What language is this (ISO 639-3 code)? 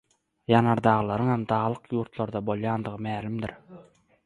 tuk